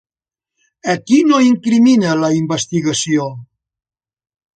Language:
Catalan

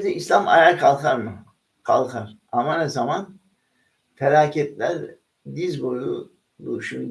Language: Turkish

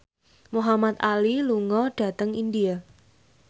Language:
Javanese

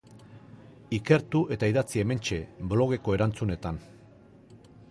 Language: Basque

